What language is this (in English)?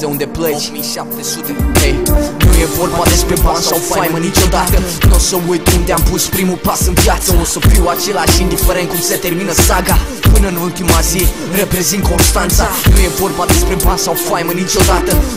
Romanian